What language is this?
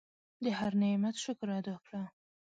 Pashto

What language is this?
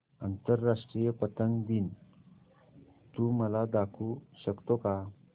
Marathi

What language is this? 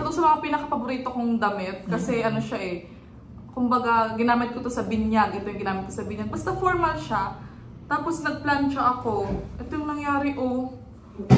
Filipino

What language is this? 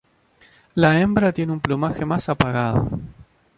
Spanish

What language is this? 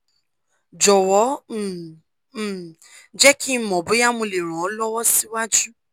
Yoruba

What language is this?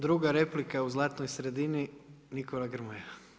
Croatian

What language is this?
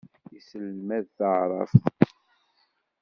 Kabyle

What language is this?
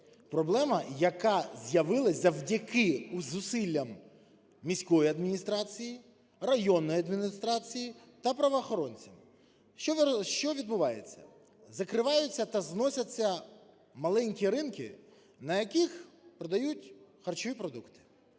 Ukrainian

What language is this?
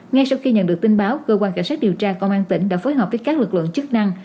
Vietnamese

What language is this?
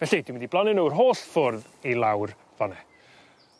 Welsh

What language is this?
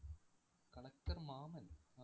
Malayalam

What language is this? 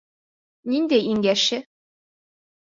Bashkir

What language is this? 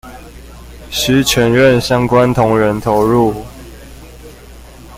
Chinese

